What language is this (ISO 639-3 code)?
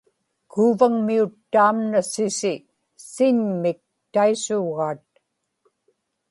ipk